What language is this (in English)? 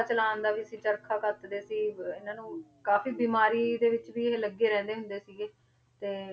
Punjabi